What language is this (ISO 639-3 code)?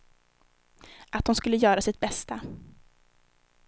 swe